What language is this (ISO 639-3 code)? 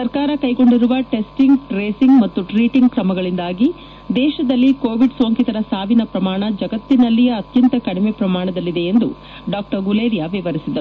kan